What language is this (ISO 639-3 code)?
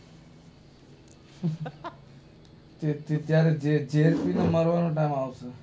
guj